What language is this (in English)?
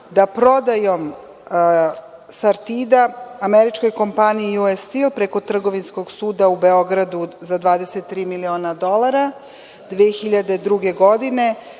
Serbian